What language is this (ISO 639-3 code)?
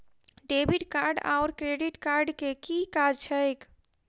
mai